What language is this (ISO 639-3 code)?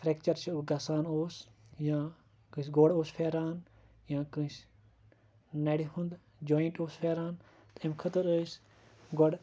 kas